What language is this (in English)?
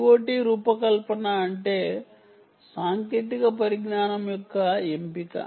Telugu